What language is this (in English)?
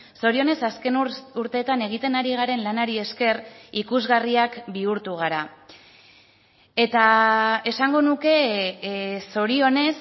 Basque